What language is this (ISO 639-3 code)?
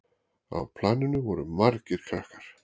isl